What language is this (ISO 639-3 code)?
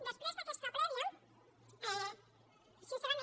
cat